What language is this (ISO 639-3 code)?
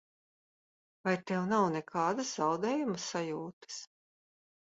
lav